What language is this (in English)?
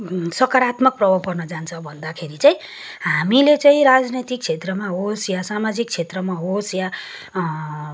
Nepali